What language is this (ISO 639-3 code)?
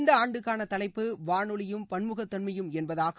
tam